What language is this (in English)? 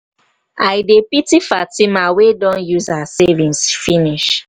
Nigerian Pidgin